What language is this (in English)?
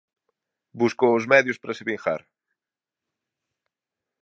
Galician